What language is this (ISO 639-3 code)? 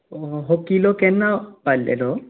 kok